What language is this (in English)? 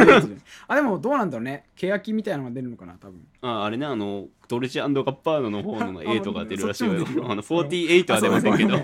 Japanese